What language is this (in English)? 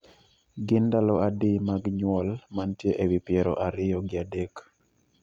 Luo (Kenya and Tanzania)